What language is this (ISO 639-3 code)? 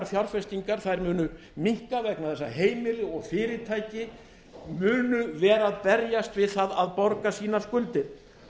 isl